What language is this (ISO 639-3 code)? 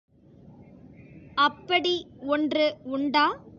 tam